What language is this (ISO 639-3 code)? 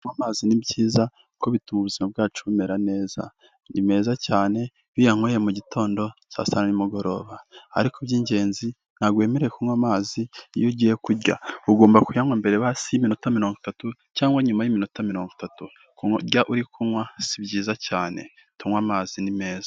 kin